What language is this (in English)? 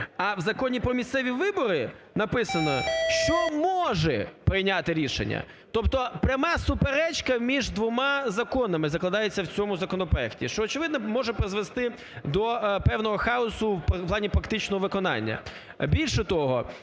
Ukrainian